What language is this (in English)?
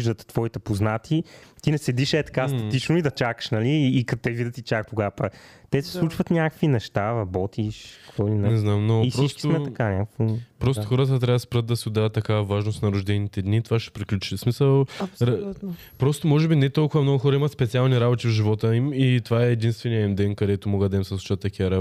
Bulgarian